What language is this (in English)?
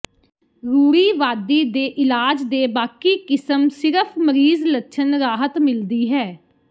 Punjabi